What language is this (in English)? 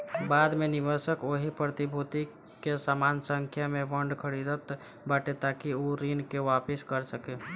Bhojpuri